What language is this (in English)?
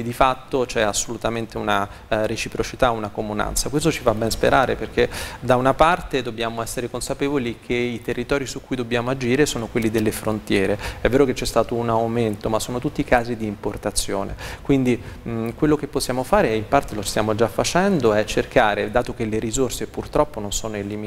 Italian